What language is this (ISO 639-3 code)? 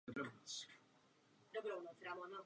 ces